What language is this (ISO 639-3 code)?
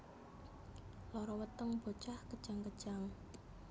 jav